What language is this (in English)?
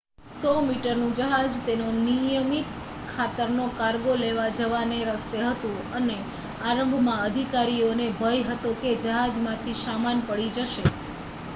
Gujarati